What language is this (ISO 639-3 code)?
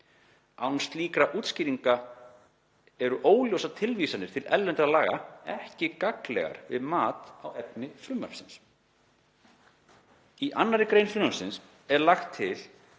isl